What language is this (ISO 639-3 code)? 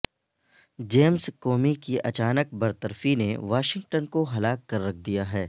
urd